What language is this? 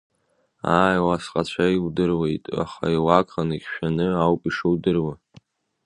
Abkhazian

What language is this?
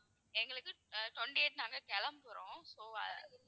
Tamil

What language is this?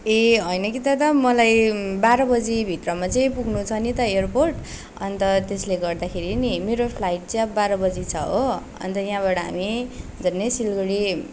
Nepali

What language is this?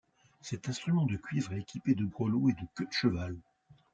French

